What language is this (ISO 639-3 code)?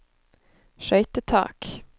nor